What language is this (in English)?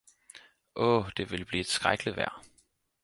Danish